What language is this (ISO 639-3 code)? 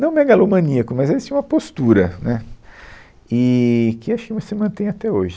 por